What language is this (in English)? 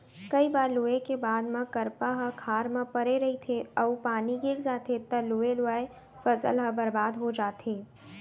Chhattisgarhi